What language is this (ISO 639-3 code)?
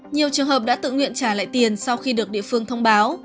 vie